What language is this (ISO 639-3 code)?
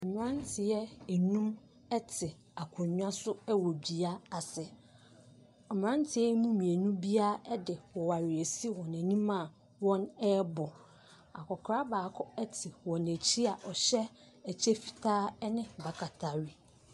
aka